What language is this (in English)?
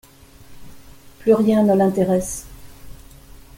French